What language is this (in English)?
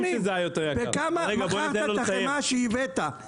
Hebrew